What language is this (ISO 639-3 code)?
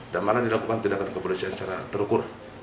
ind